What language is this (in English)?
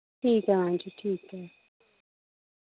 Dogri